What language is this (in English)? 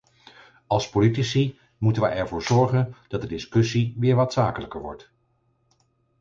Dutch